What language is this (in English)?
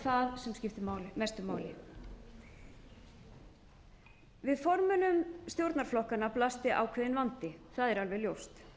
Icelandic